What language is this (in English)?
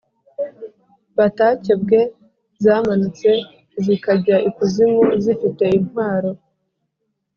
Kinyarwanda